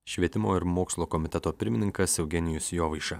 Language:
Lithuanian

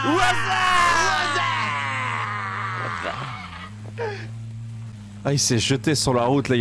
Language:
French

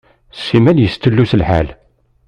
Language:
Kabyle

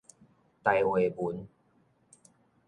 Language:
Min Nan Chinese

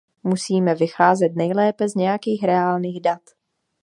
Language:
Czech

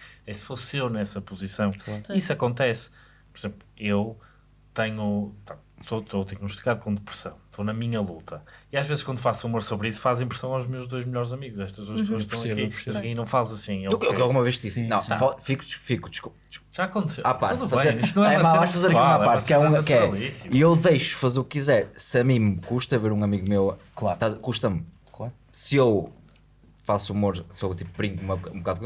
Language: Portuguese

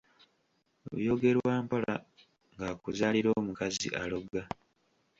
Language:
Ganda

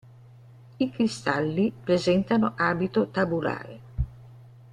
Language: Italian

